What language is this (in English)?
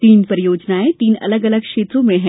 Hindi